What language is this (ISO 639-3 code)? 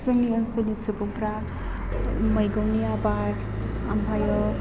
brx